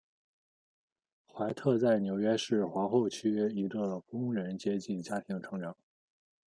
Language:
Chinese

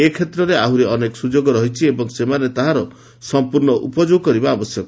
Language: Odia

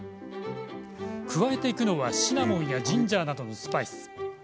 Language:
Japanese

